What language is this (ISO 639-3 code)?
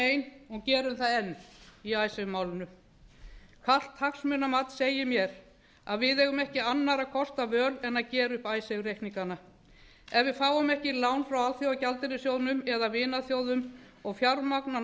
isl